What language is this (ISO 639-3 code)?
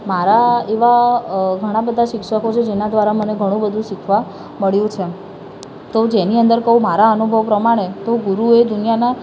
guj